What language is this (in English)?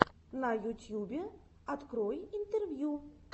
Russian